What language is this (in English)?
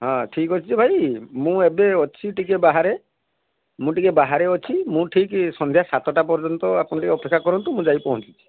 Odia